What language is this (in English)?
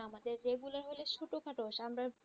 Bangla